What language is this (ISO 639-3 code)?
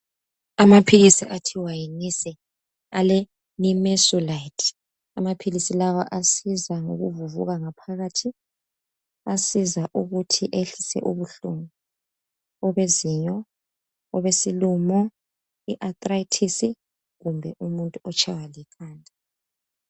nde